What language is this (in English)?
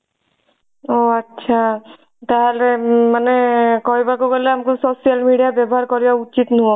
Odia